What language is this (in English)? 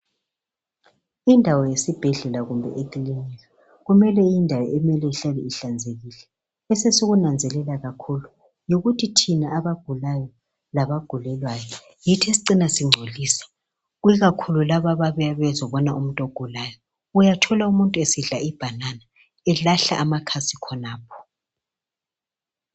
North Ndebele